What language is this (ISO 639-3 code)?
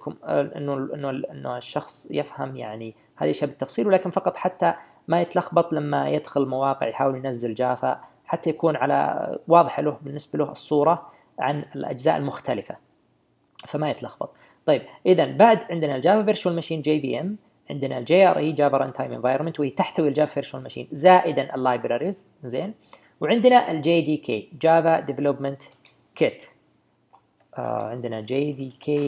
ara